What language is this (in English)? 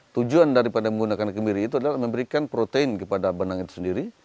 Indonesian